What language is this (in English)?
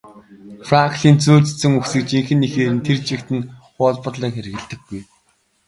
Mongolian